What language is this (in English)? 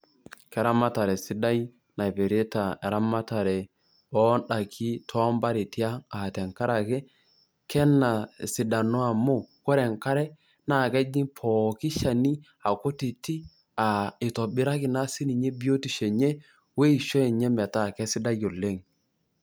Masai